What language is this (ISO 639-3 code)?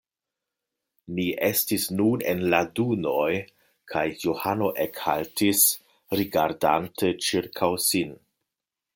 epo